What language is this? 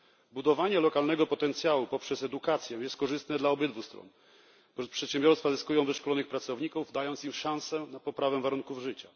Polish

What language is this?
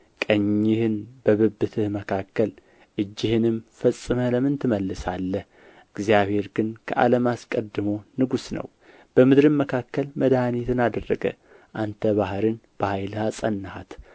Amharic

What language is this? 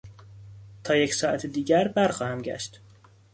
Persian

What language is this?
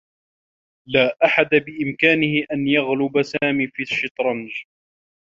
Arabic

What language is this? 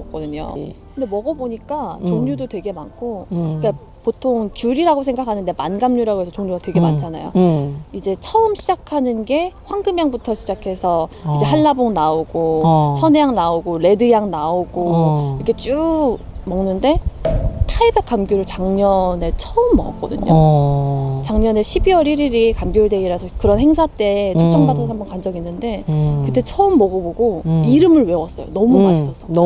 Korean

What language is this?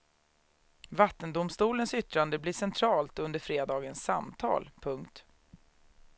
Swedish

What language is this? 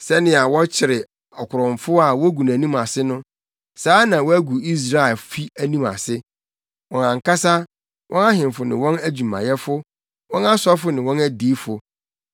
Akan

